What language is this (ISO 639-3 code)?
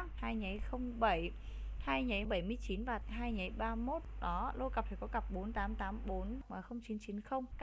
vie